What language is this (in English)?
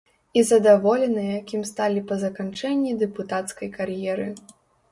Belarusian